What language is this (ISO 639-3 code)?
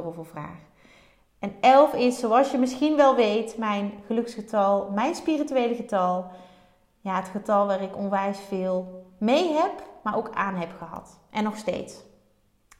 nld